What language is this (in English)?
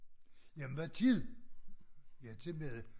Danish